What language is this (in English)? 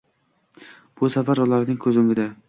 Uzbek